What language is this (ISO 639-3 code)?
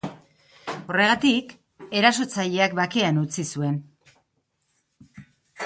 eus